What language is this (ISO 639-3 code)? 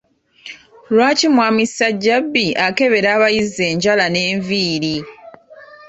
lug